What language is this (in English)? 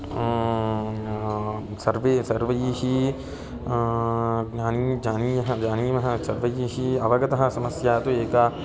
Sanskrit